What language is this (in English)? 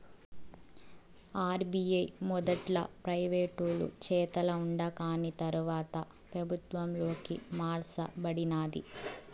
Telugu